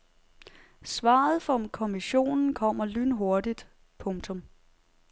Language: Danish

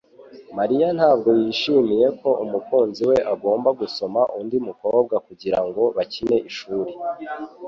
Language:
Kinyarwanda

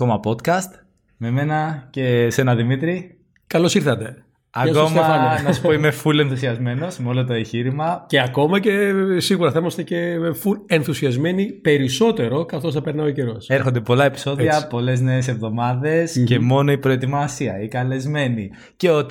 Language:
Greek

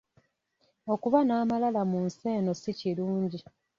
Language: Ganda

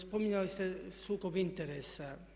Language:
Croatian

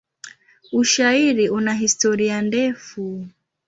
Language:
Swahili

